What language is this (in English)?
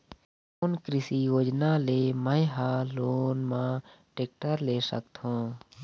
Chhattisgarhi